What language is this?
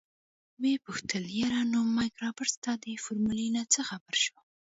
Pashto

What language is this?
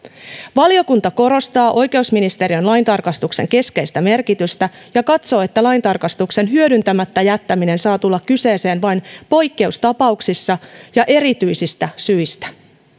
Finnish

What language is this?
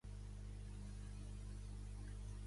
Catalan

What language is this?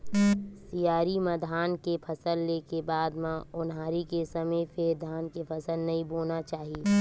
Chhattisgarhi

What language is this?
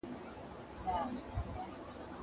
Pashto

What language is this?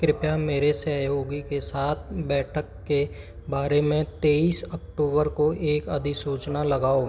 Hindi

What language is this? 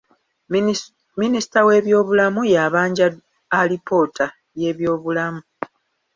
Ganda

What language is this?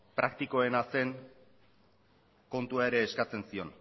Basque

